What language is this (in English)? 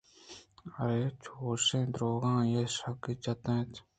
Eastern Balochi